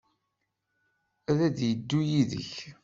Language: Kabyle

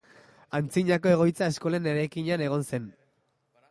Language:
Basque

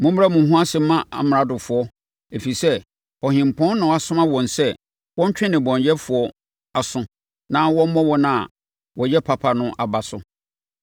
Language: Akan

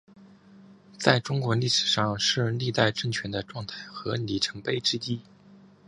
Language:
Chinese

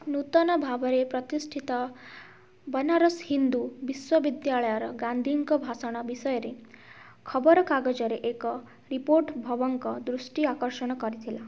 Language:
Odia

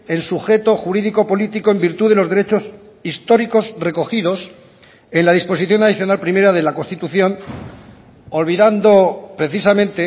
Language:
Spanish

